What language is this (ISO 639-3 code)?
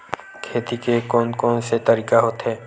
hne